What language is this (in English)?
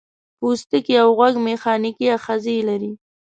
Pashto